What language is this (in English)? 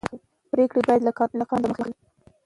Pashto